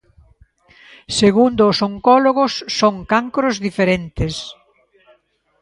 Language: Galician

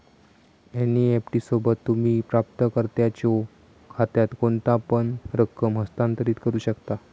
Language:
Marathi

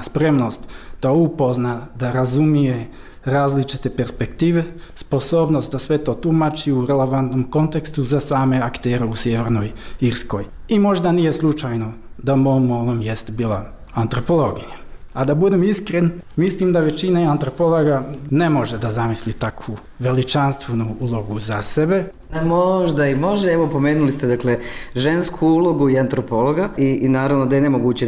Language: Croatian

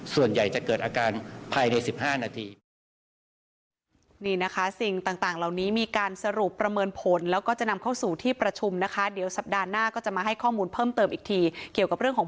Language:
Thai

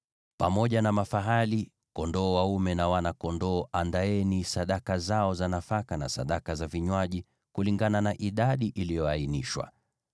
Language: Swahili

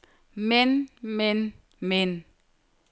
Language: Danish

